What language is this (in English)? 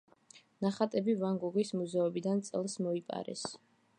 Georgian